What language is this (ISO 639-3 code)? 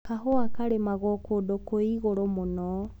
kik